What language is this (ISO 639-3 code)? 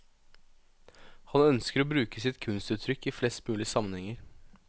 nor